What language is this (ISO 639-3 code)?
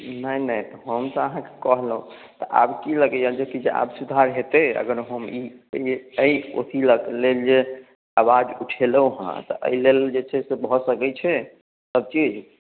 mai